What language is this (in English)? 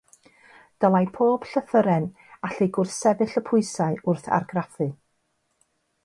Welsh